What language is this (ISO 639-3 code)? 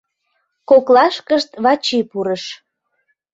chm